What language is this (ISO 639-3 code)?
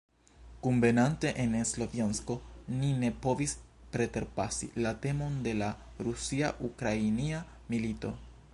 epo